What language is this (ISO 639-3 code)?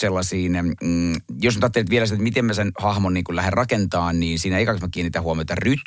fin